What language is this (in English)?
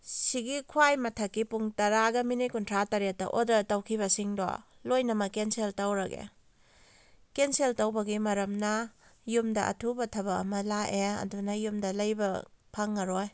Manipuri